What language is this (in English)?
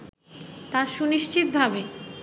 Bangla